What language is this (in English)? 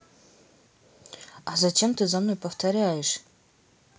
Russian